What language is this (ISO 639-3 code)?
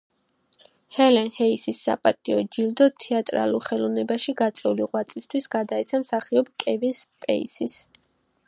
kat